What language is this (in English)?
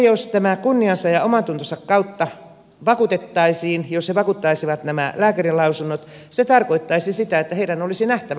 Finnish